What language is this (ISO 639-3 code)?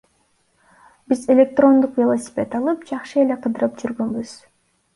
kir